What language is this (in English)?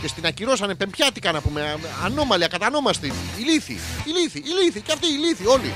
Greek